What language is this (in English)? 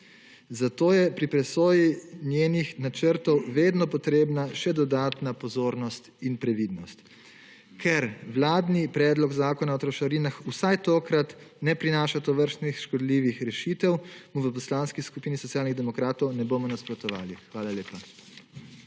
Slovenian